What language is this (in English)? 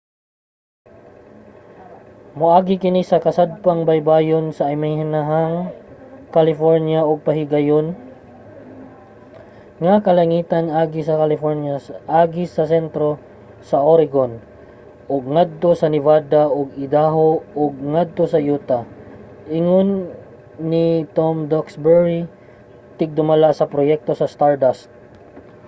Cebuano